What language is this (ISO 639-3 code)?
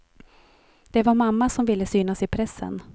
swe